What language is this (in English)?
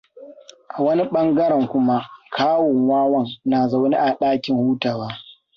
Hausa